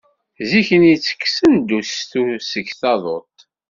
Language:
Kabyle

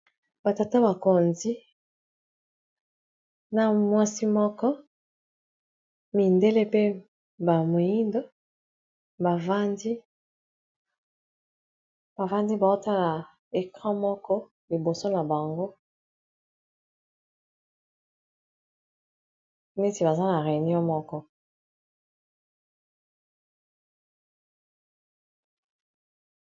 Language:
Lingala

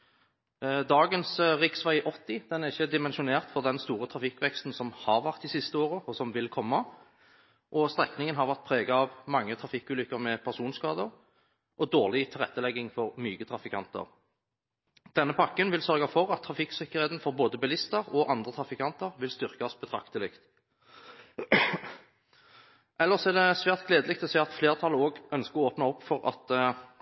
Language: Norwegian Bokmål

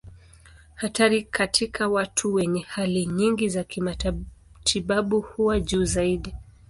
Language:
Swahili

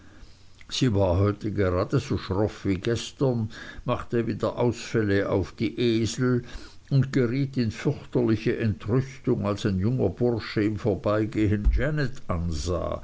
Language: German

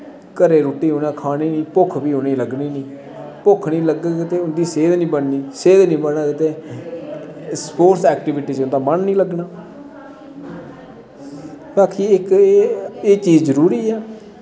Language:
Dogri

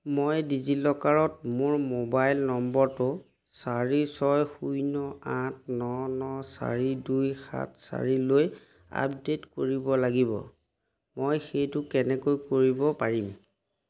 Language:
Assamese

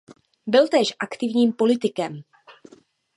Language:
Czech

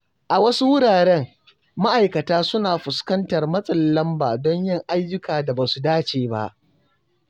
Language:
Hausa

